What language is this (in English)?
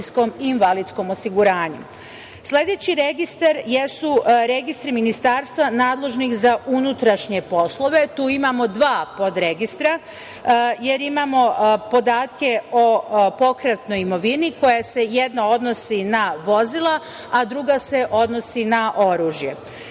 Serbian